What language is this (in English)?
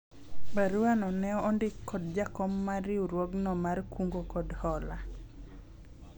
Luo (Kenya and Tanzania)